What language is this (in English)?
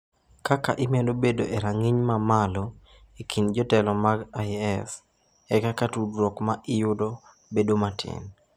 Luo (Kenya and Tanzania)